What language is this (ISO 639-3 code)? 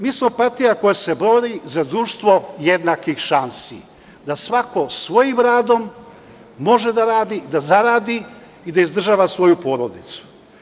srp